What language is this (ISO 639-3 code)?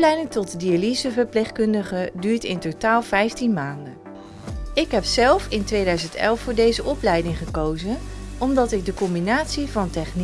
nld